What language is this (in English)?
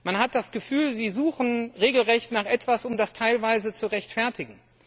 German